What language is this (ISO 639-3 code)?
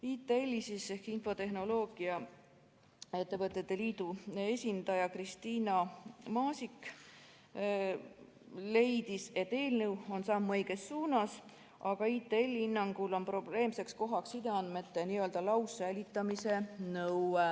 est